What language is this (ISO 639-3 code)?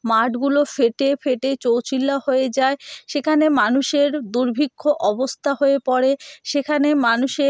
ben